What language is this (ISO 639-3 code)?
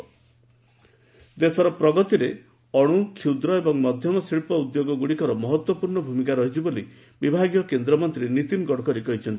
ori